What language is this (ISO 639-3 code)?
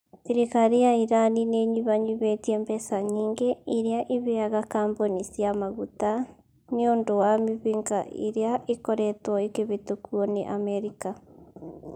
kik